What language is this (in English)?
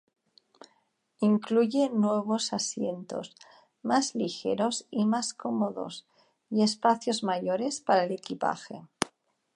Spanish